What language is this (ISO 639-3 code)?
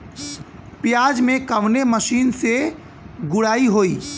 bho